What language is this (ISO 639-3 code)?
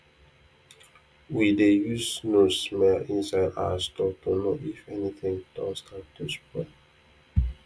pcm